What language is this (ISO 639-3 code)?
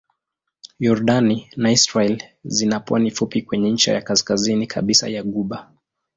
swa